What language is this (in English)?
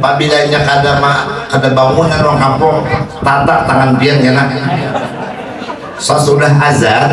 Indonesian